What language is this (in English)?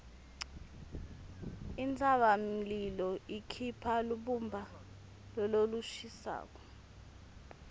Swati